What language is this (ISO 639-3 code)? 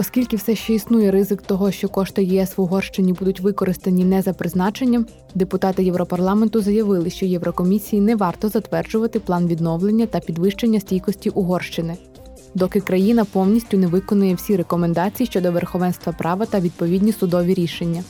ukr